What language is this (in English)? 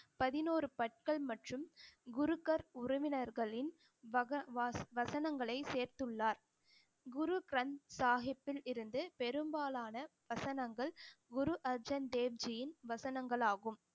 Tamil